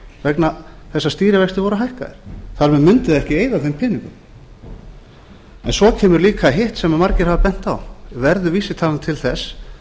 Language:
Icelandic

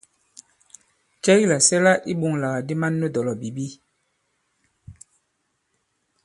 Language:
Bankon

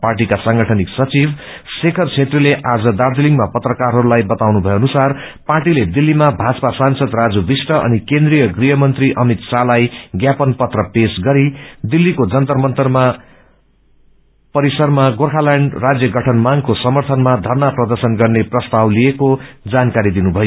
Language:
Nepali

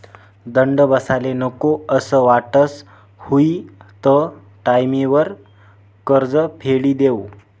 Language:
Marathi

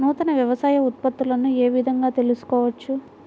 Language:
Telugu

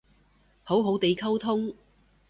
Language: Cantonese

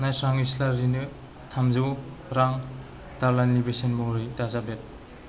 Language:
Bodo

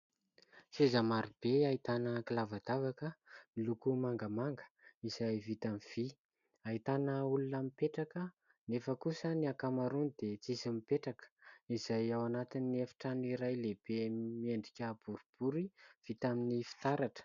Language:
Malagasy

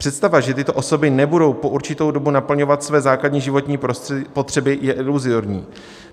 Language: Czech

